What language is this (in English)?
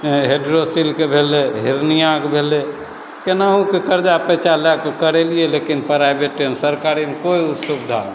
Maithili